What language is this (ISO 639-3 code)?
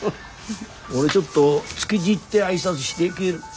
jpn